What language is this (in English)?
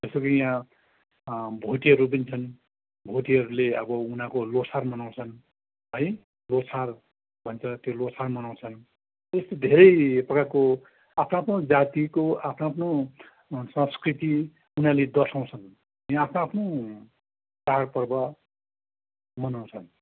Nepali